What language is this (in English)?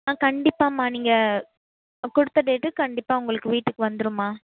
Tamil